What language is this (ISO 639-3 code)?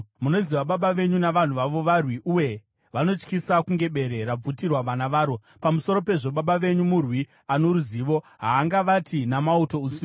sna